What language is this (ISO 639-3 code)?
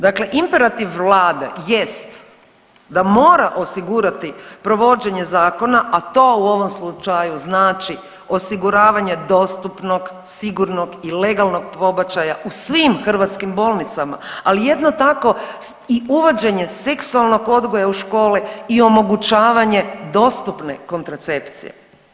hrv